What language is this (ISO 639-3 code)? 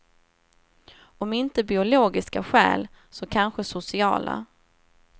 swe